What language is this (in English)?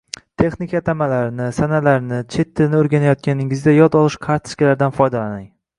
Uzbek